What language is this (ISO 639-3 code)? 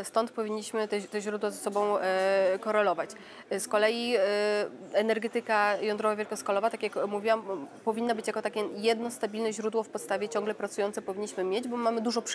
pol